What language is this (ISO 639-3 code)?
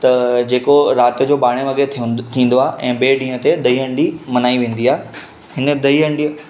snd